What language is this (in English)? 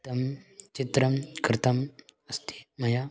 Sanskrit